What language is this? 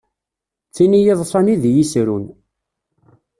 Kabyle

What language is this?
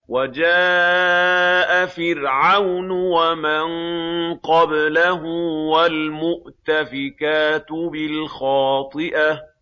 Arabic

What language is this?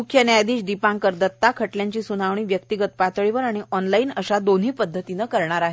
Marathi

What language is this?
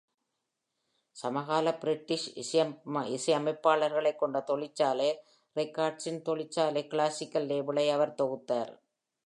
Tamil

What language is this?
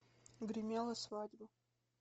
Russian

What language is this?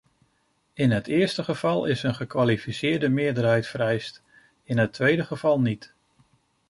Dutch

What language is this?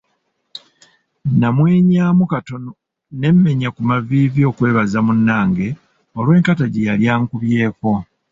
Ganda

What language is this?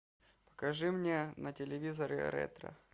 Russian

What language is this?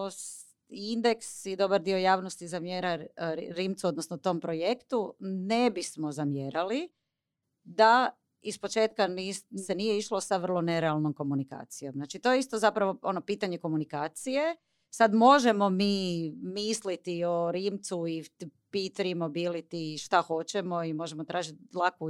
Croatian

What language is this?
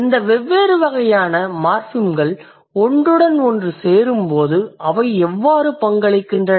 Tamil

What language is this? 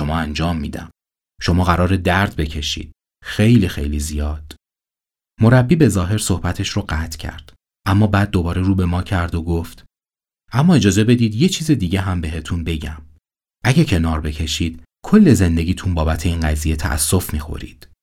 Persian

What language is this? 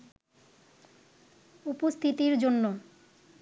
Bangla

